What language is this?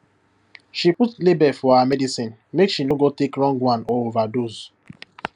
Nigerian Pidgin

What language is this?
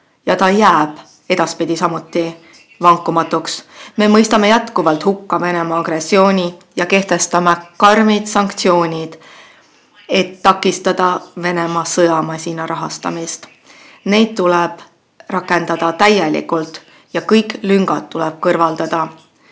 Estonian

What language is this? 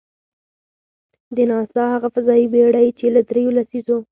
Pashto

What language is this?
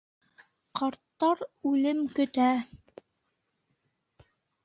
Bashkir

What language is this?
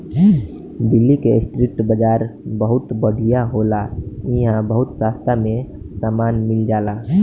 Bhojpuri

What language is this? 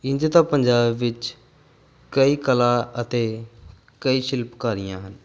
Punjabi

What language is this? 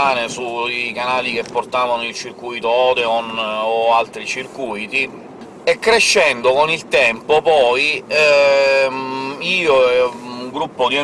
Italian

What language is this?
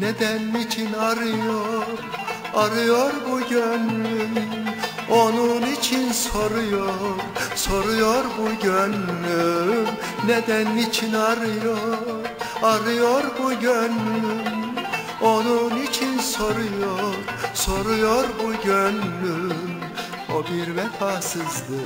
Turkish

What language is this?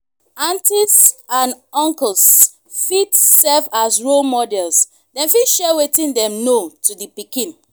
Nigerian Pidgin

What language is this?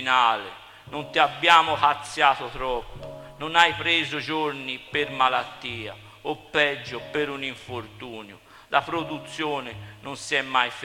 Italian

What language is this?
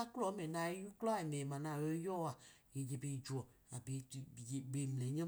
Idoma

